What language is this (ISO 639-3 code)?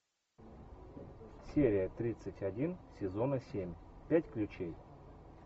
rus